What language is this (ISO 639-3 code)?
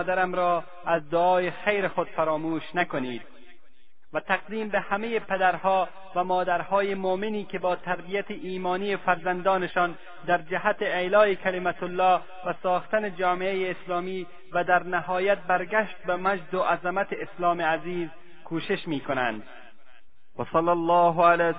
fas